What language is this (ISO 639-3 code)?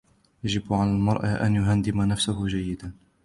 ara